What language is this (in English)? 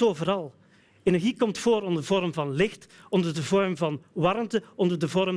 Dutch